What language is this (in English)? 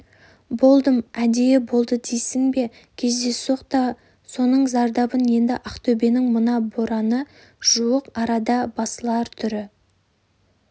Kazakh